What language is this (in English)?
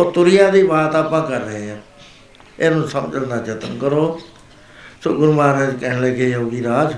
Punjabi